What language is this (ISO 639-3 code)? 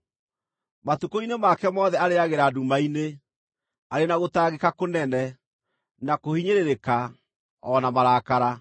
kik